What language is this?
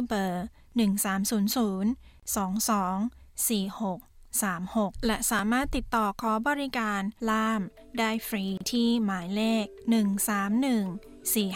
Thai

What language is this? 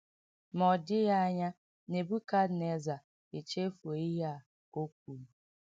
Igbo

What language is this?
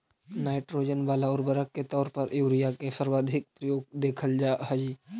Magahi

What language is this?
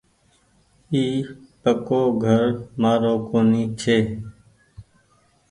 Goaria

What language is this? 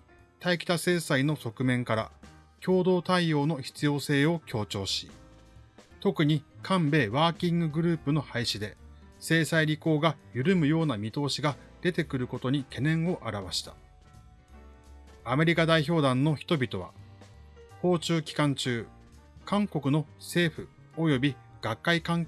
Japanese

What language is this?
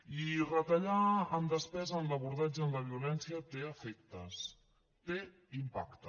Catalan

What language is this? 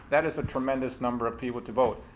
English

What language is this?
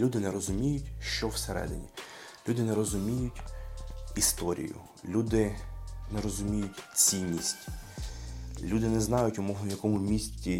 Ukrainian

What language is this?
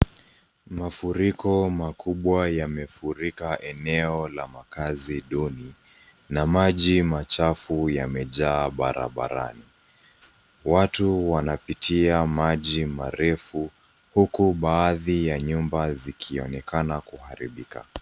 Swahili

